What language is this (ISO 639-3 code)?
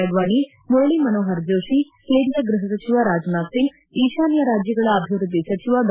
kan